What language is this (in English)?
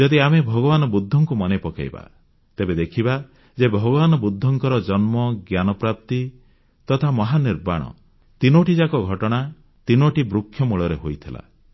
Odia